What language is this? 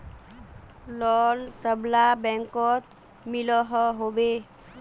Magahi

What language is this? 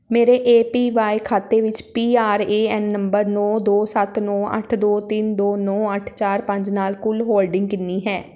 Punjabi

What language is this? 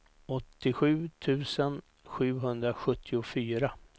Swedish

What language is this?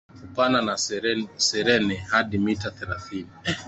Swahili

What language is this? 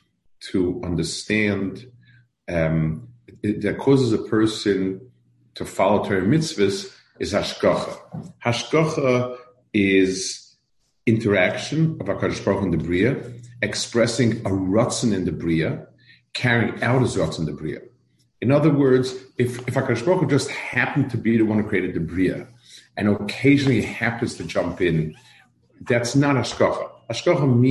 English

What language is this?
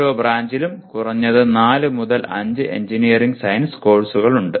Malayalam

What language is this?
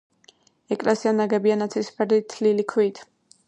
Georgian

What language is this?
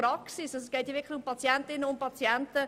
Swiss German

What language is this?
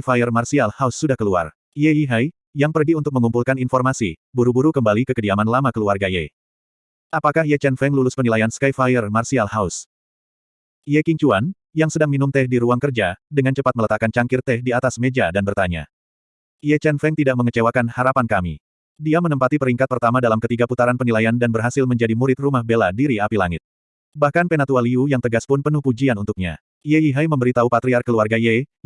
Indonesian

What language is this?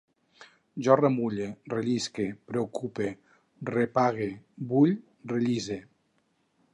Catalan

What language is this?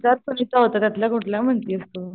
Marathi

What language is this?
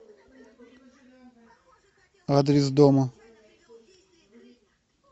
Russian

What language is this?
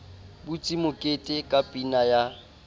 Southern Sotho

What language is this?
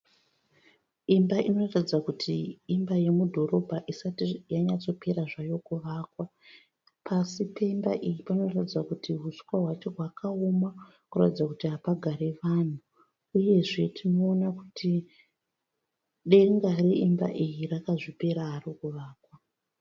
Shona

